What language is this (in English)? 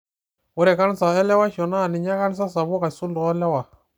Masai